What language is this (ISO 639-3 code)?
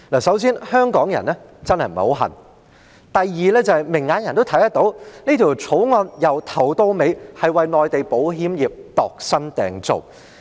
yue